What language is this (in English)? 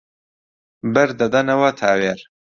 Central Kurdish